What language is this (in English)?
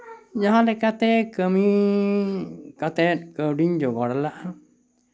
Santali